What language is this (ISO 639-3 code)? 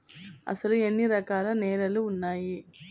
tel